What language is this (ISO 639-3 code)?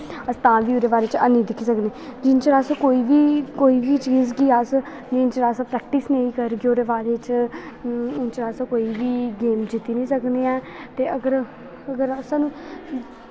doi